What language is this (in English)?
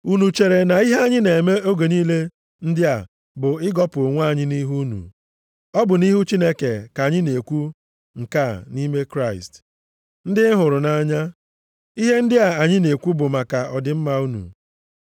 Igbo